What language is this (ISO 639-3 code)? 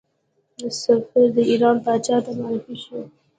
pus